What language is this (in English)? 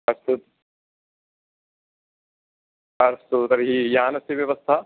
Sanskrit